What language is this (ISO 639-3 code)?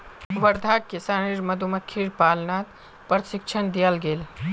mag